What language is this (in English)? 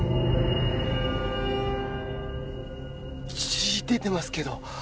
Japanese